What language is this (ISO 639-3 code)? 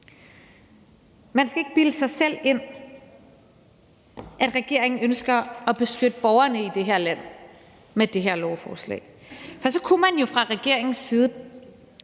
dan